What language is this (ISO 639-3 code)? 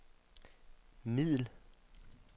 dan